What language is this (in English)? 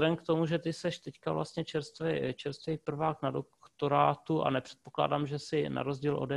Czech